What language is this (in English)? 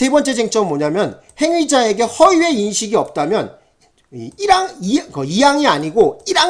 Korean